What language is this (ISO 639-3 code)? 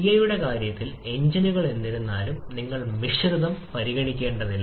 mal